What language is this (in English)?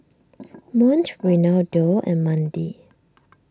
English